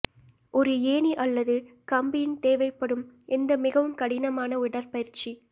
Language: Tamil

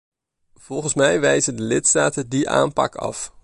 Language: Dutch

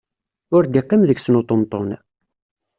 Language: Kabyle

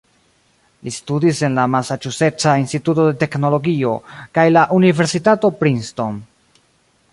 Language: Esperanto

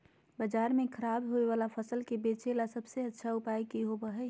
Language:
Magahi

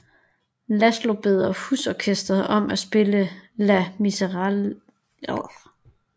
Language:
Danish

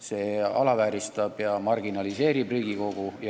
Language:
Estonian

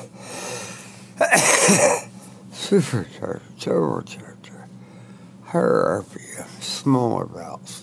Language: English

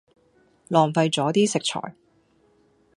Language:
Cantonese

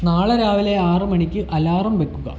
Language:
Malayalam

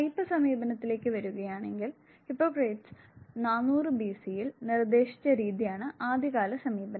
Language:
Malayalam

